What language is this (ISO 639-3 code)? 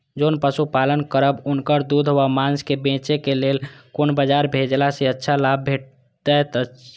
mai